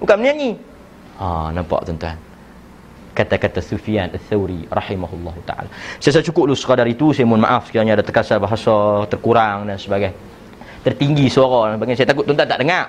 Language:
Malay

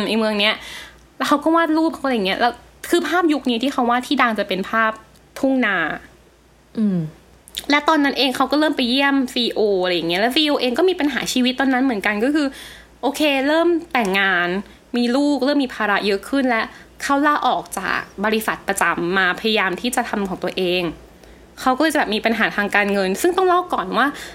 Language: Thai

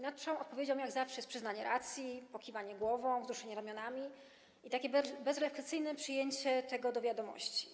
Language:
Polish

